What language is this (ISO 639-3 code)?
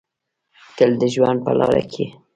pus